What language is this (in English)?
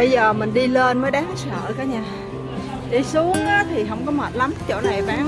Vietnamese